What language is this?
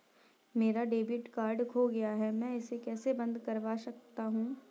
Hindi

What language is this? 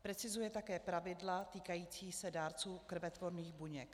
Czech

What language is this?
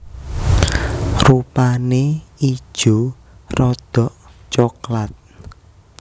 Javanese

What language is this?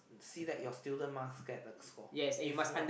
English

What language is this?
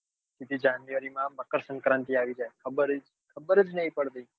Gujarati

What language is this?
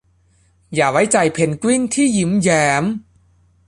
Thai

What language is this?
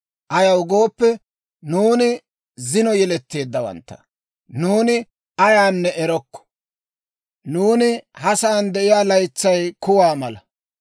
Dawro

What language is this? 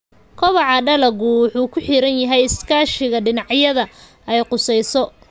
Somali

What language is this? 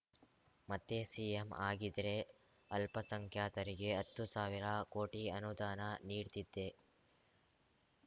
Kannada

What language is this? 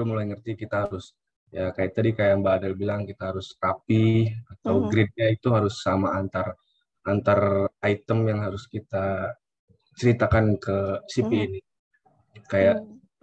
Indonesian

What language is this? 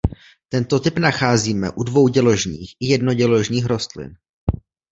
Czech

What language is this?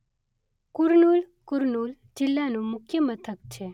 Gujarati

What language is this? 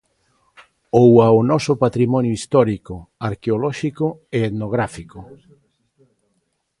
Galician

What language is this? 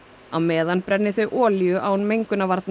Icelandic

